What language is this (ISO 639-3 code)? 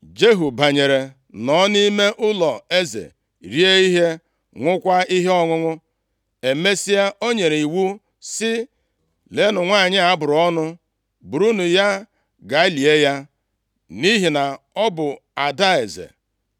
ibo